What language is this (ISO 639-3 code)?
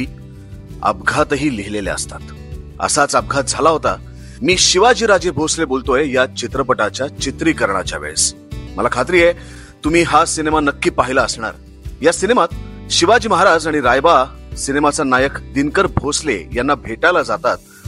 mar